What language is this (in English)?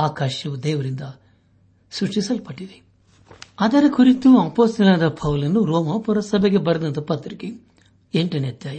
Kannada